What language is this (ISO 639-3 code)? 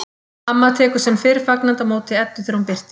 isl